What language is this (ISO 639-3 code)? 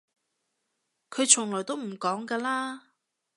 yue